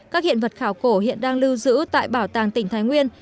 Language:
Vietnamese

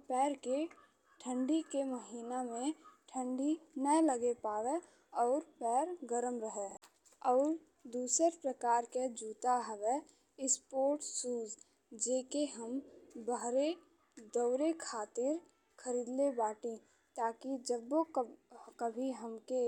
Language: Bhojpuri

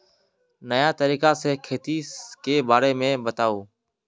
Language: Magahi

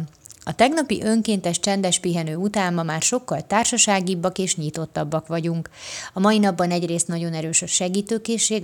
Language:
Hungarian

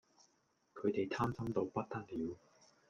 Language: Cantonese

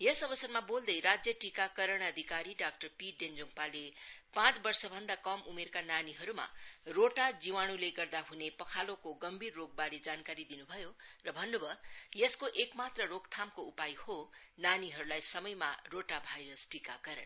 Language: Nepali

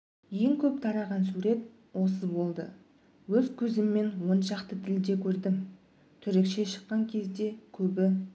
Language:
Kazakh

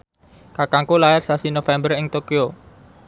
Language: Javanese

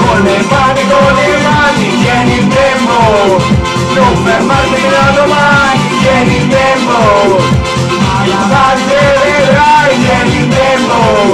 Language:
Italian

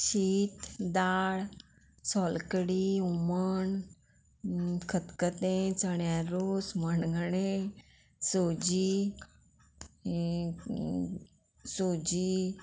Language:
Konkani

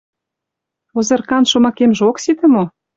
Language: Mari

